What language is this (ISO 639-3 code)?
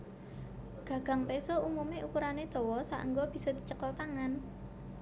jav